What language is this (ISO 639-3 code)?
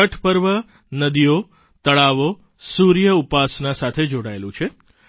guj